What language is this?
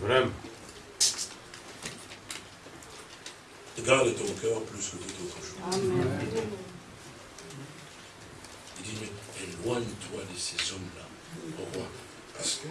French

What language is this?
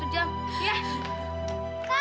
Indonesian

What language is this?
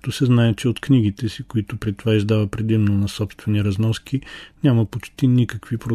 Bulgarian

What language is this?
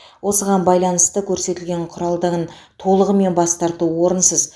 Kazakh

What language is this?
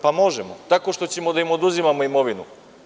Serbian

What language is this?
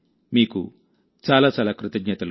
Telugu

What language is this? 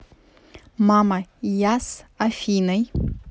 Russian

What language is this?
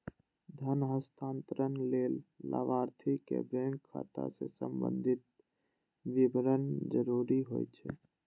Maithili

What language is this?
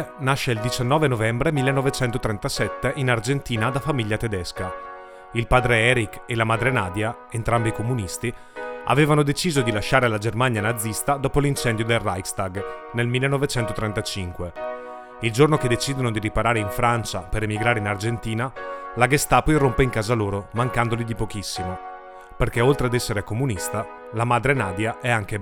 Italian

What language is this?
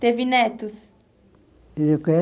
Portuguese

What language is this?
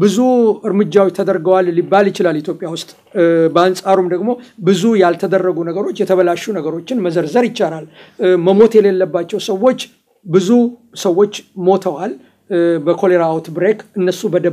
Arabic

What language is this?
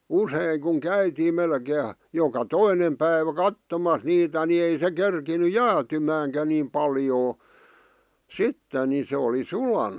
Finnish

